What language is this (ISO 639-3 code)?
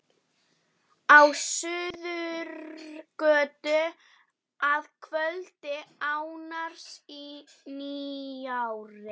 isl